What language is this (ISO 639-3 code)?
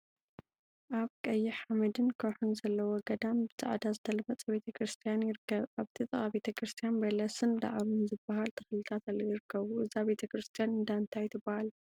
tir